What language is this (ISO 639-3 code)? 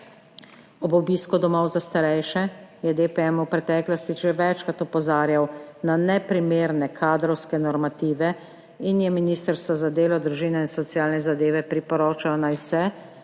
slv